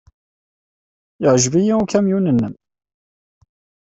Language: Kabyle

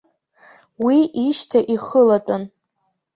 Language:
Abkhazian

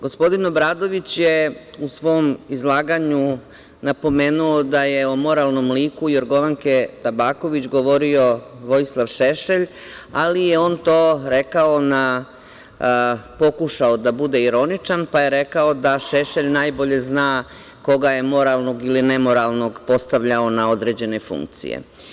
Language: Serbian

